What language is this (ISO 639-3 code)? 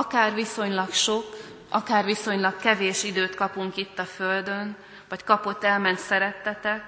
hun